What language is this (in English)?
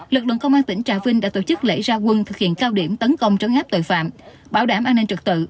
Vietnamese